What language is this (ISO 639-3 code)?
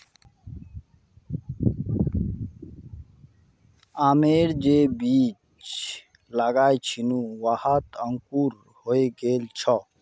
mag